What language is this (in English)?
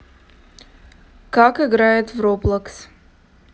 Russian